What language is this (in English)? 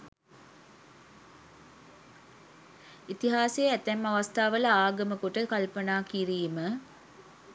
Sinhala